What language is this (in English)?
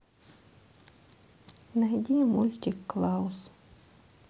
Russian